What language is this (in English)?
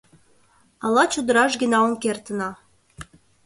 Mari